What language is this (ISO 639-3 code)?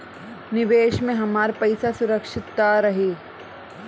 bho